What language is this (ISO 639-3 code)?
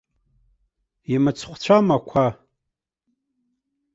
abk